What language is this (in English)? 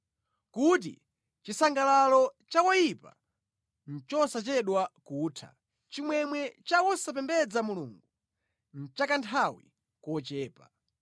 Nyanja